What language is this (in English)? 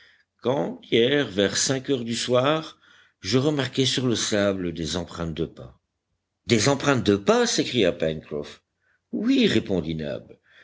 French